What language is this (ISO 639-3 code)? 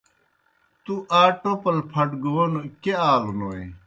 plk